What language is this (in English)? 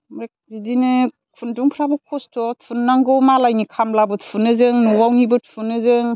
Bodo